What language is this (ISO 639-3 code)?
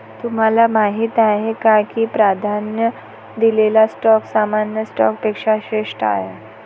mar